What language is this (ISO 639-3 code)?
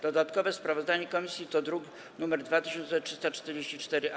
pol